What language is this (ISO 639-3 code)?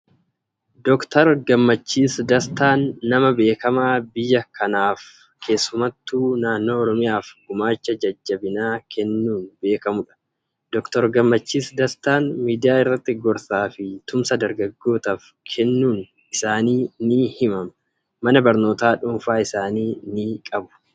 orm